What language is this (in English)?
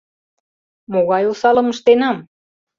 Mari